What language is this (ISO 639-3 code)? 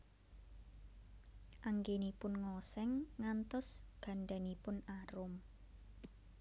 jav